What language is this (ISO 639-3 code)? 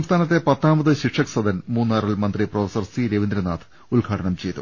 mal